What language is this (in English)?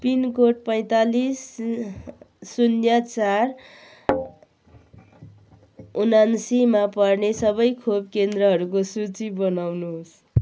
Nepali